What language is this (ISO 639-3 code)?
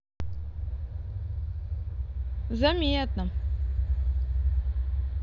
rus